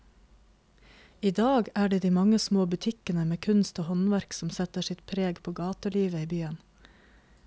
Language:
Norwegian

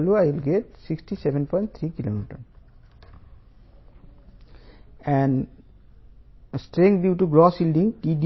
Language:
Telugu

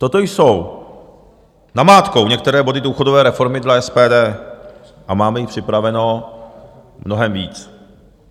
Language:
Czech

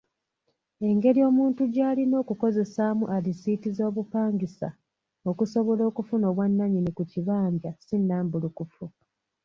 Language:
Ganda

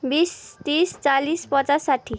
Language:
Nepali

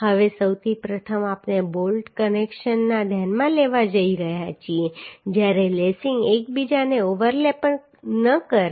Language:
Gujarati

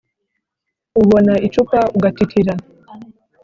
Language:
Kinyarwanda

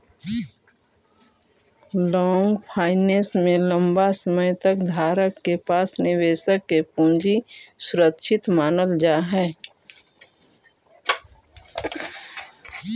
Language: Magahi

